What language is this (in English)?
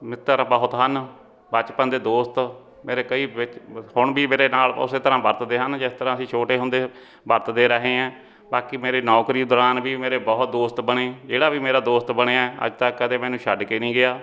Punjabi